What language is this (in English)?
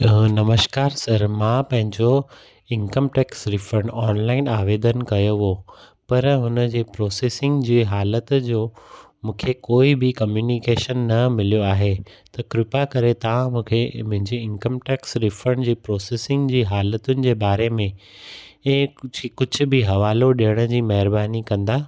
Sindhi